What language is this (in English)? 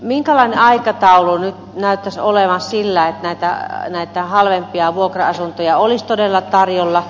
Finnish